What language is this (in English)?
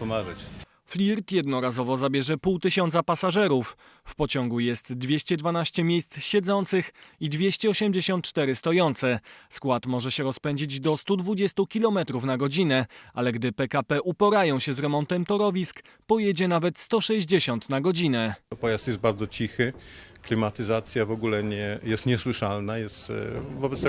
Polish